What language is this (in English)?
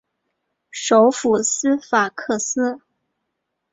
Chinese